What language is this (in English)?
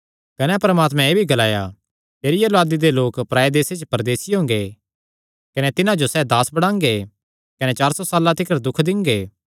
Kangri